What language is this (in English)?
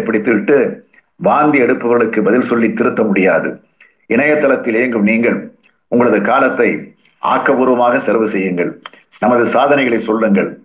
Tamil